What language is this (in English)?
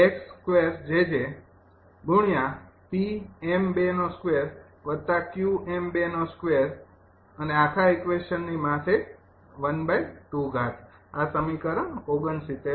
Gujarati